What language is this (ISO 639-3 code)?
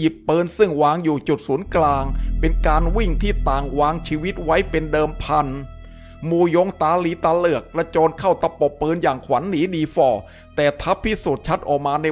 tha